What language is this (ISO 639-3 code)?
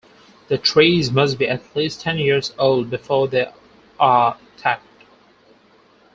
eng